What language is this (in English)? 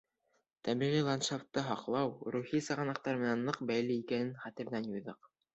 Bashkir